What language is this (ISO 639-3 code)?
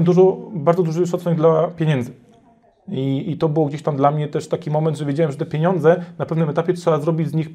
pol